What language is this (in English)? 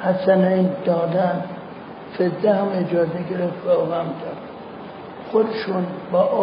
Persian